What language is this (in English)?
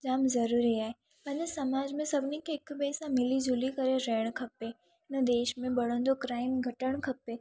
Sindhi